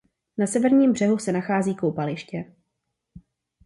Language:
Czech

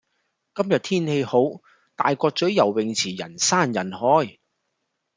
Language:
Cantonese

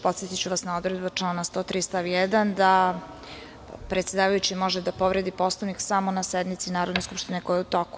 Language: Serbian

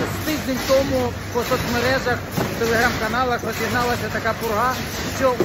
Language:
Ukrainian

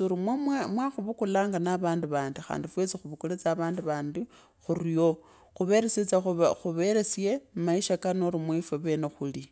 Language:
Kabras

